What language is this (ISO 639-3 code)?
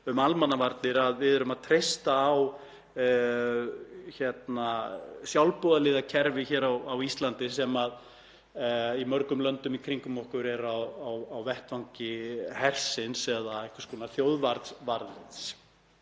isl